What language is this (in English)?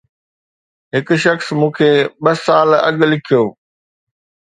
Sindhi